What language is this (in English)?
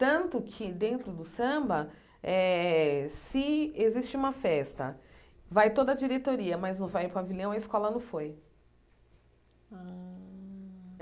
Portuguese